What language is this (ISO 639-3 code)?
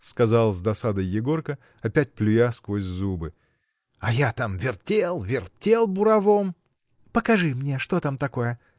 rus